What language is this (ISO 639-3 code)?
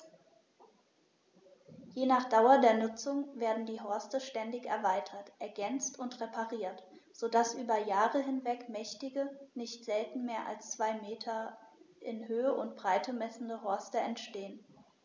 deu